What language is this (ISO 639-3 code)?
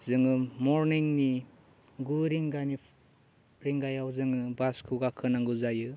brx